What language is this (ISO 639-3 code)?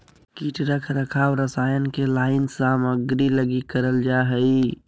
mag